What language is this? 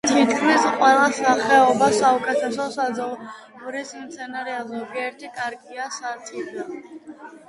Georgian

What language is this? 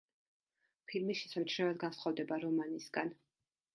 Georgian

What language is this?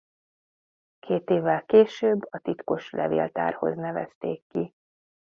Hungarian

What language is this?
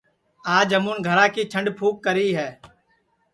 Sansi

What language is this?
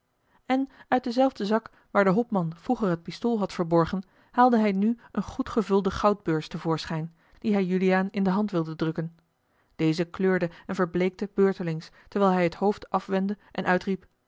Dutch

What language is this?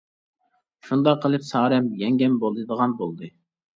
Uyghur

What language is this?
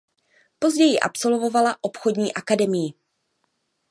Czech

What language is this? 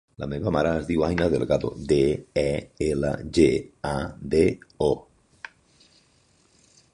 Catalan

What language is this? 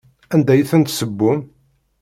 Kabyle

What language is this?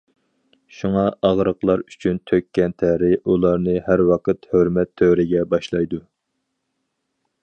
Uyghur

